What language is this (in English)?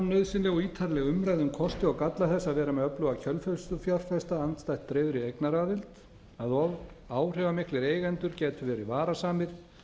Icelandic